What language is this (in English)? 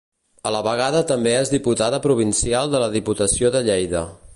Catalan